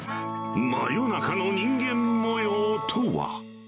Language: Japanese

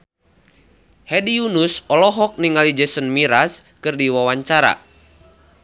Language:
Sundanese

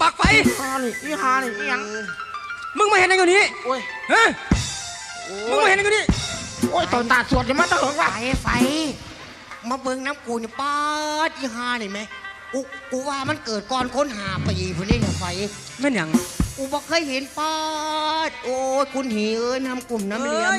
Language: Thai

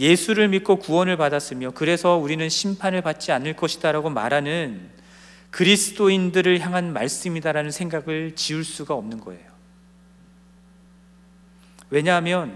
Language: Korean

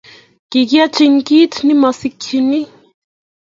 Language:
Kalenjin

